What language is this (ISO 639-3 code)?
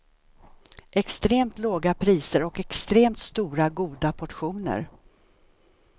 swe